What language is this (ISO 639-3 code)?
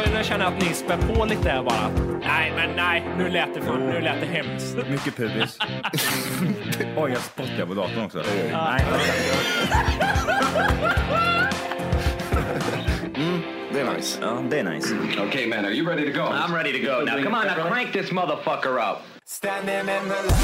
swe